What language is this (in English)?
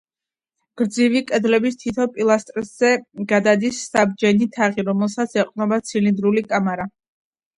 Georgian